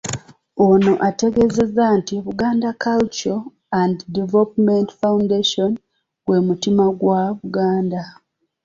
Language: Ganda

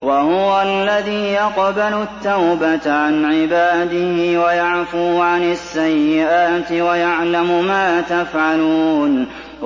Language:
Arabic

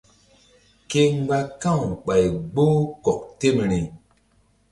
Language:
Mbum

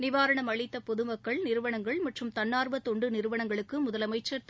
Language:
Tamil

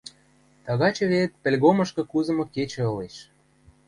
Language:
Western Mari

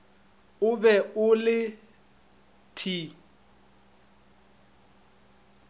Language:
Northern Sotho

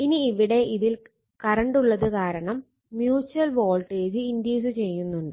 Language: Malayalam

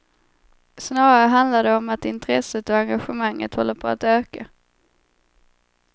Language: Swedish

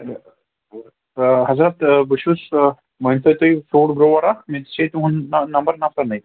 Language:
Kashmiri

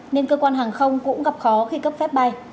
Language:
Vietnamese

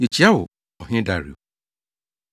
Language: Akan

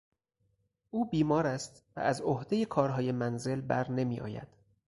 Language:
Persian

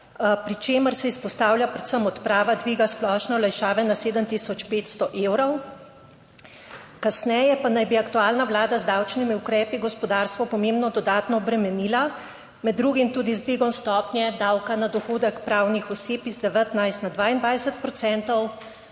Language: Slovenian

